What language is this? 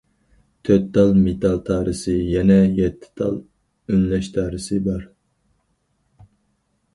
Uyghur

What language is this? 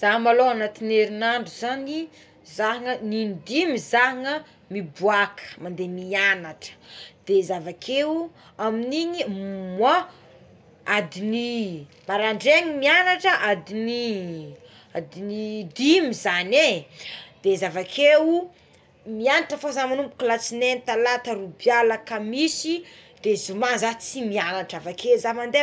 Tsimihety Malagasy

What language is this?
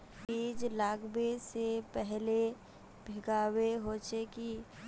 Magahi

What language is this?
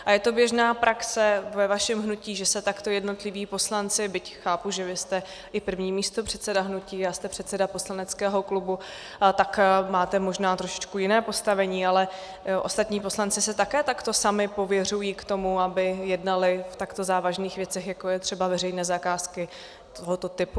Czech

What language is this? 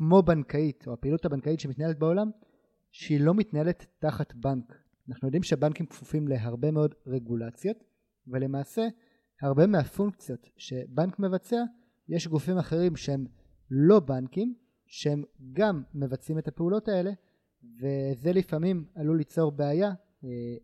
Hebrew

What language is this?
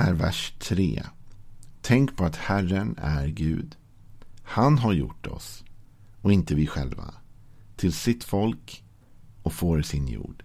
Swedish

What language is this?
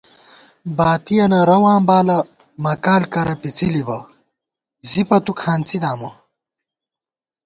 Gawar-Bati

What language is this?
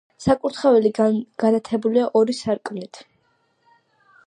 Georgian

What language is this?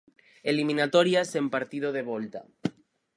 Galician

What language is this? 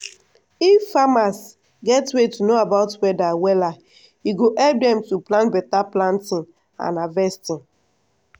Nigerian Pidgin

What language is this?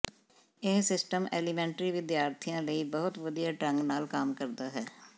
Punjabi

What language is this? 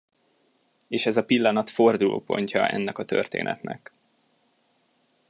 Hungarian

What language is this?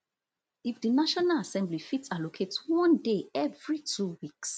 Nigerian Pidgin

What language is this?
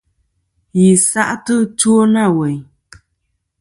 Kom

